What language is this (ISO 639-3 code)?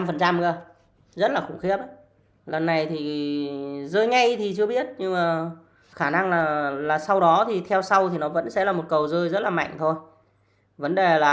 vie